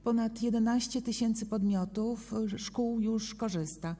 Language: Polish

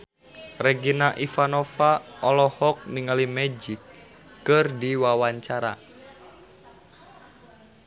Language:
Sundanese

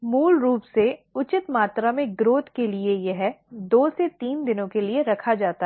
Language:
Hindi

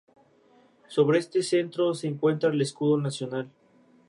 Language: Spanish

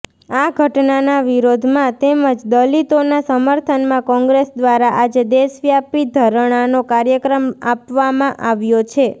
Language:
Gujarati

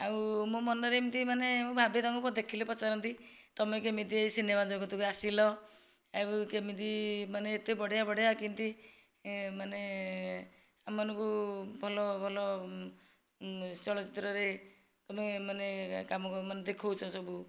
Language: Odia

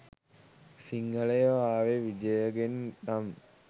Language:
Sinhala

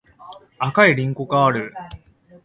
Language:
Japanese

